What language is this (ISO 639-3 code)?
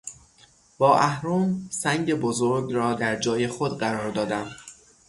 fas